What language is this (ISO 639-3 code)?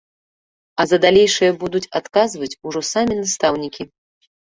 bel